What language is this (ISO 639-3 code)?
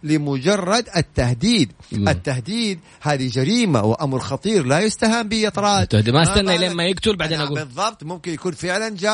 ara